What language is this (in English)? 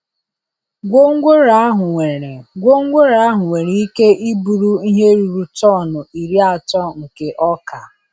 Igbo